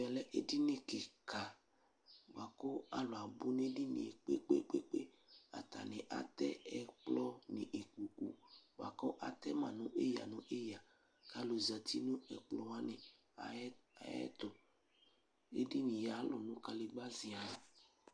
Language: Ikposo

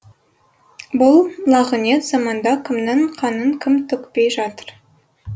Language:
Kazakh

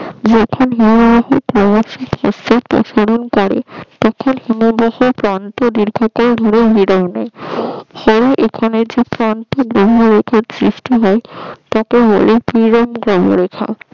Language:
Bangla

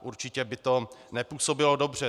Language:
Czech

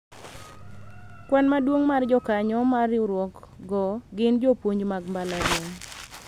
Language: Luo (Kenya and Tanzania)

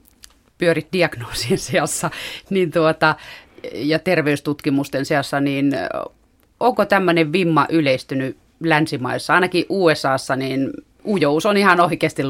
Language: Finnish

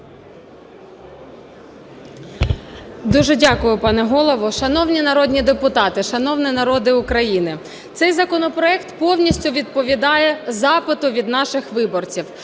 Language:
Ukrainian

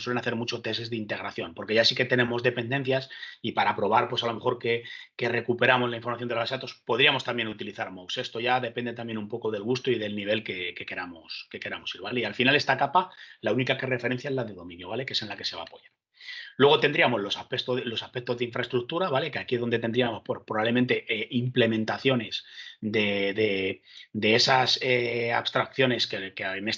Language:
Spanish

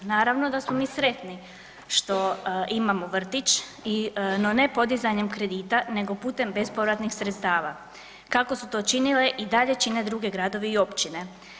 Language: Croatian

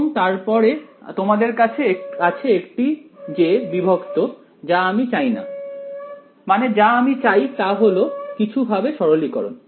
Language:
Bangla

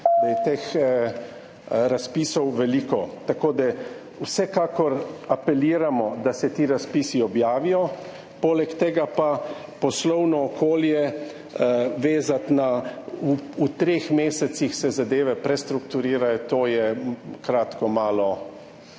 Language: Slovenian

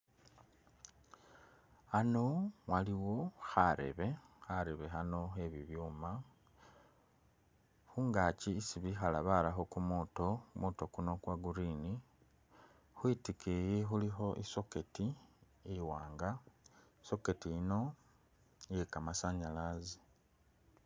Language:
Masaaba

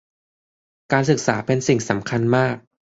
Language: Thai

